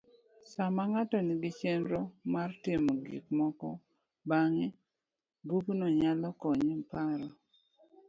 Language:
Luo (Kenya and Tanzania)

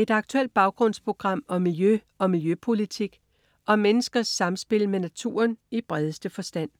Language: Danish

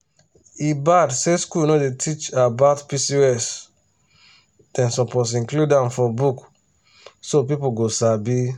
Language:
Nigerian Pidgin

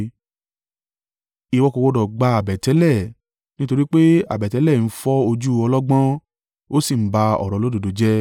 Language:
Yoruba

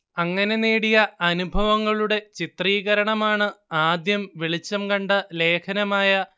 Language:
Malayalam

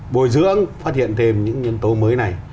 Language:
Vietnamese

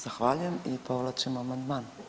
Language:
Croatian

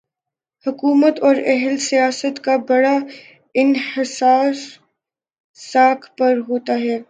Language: Urdu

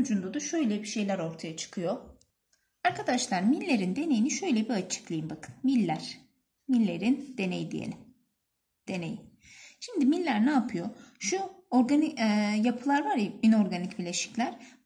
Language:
Turkish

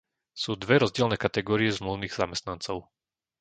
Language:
Slovak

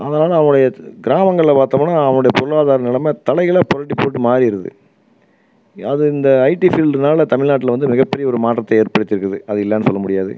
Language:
Tamil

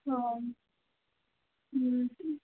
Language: Odia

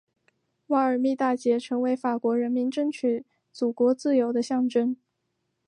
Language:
Chinese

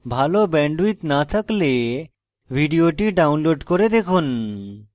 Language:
Bangla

